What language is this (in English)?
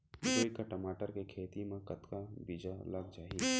Chhattisgarhi